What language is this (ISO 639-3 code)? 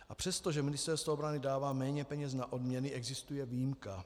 ces